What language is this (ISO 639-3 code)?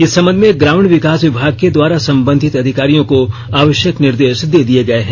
hin